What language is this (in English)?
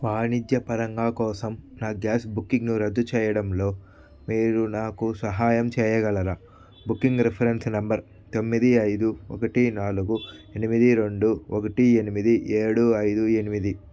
Telugu